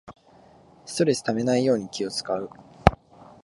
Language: Japanese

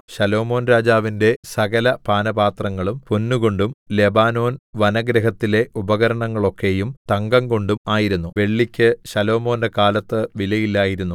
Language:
Malayalam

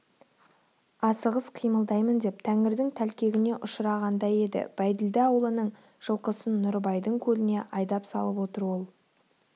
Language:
Kazakh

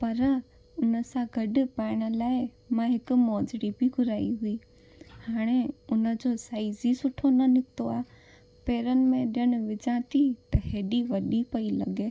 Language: Sindhi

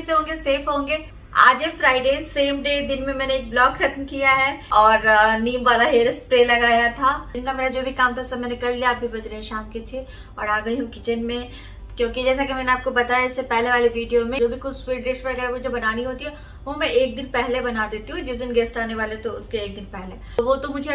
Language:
Hindi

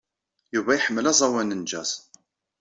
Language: Kabyle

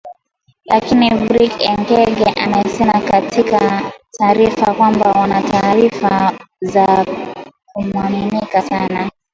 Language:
Swahili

